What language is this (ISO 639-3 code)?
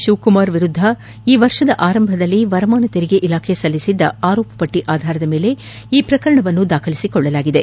kan